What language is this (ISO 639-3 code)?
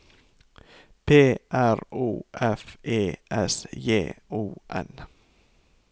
nor